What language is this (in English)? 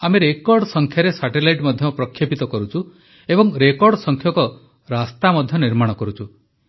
Odia